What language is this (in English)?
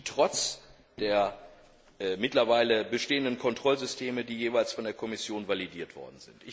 German